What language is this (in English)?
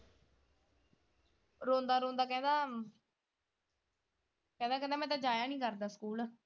Punjabi